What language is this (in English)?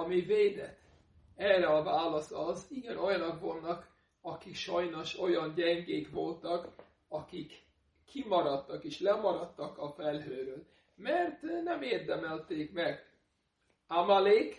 Hungarian